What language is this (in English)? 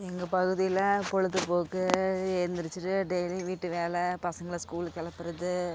Tamil